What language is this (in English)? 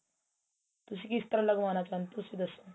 Punjabi